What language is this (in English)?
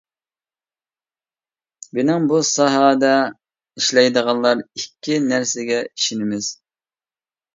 Uyghur